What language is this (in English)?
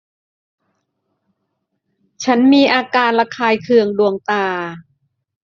Thai